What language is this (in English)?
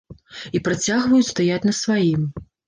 Belarusian